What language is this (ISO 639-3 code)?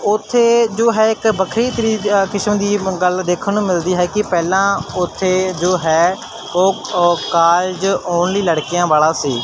pan